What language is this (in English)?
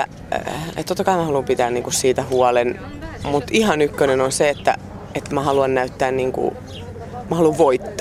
Finnish